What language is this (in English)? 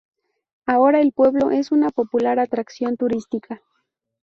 Spanish